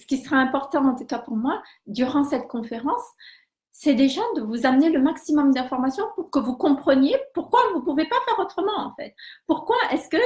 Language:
French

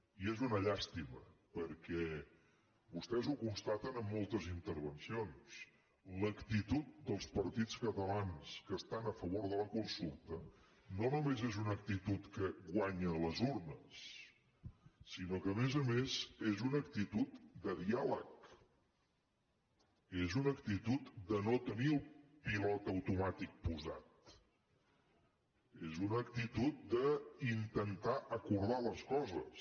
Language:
Catalan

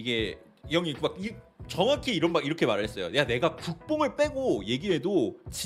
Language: Korean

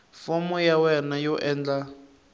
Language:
Tsonga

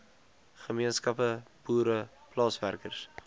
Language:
Afrikaans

